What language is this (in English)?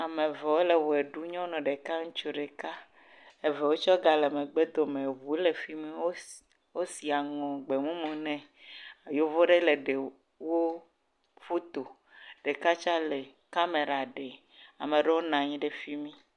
Ewe